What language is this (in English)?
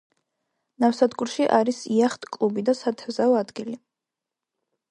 Georgian